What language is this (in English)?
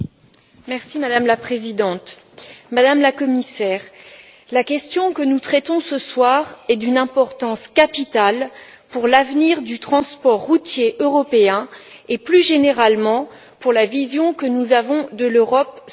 French